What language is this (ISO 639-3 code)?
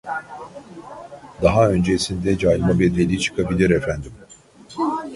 tur